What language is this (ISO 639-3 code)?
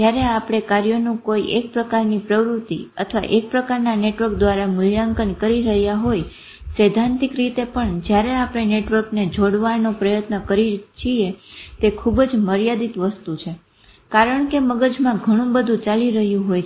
guj